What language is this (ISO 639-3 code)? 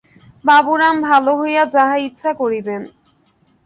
ben